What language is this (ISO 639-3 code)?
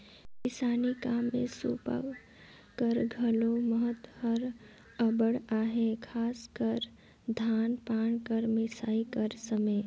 hne